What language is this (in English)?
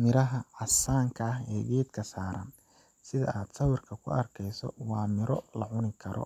Somali